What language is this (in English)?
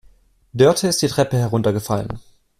German